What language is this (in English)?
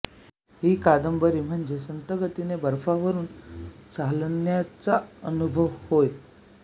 Marathi